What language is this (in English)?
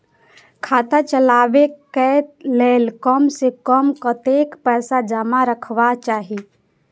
Maithili